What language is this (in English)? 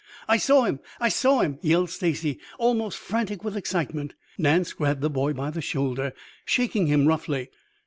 English